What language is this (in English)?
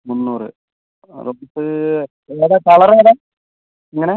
Malayalam